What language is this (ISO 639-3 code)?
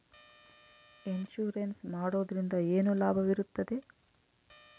kan